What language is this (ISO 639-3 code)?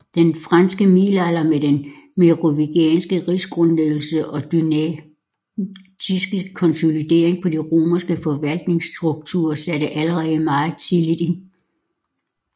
dan